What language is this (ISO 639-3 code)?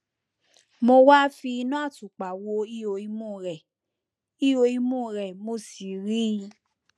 yor